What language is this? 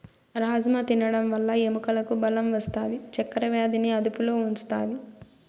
Telugu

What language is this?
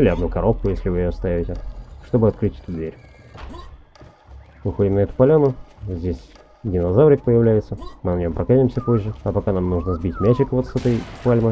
Russian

